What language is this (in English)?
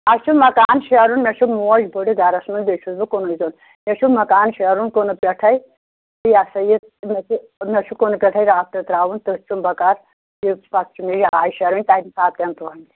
Kashmiri